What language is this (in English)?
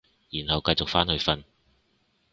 Cantonese